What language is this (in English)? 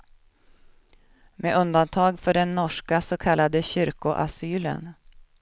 Swedish